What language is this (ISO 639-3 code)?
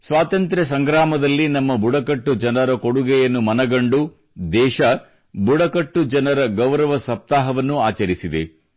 kan